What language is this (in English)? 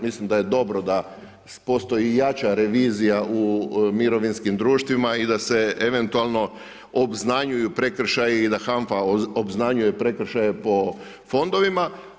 Croatian